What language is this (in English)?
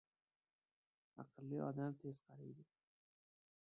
Uzbek